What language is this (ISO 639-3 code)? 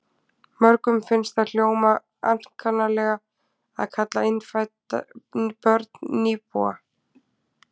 isl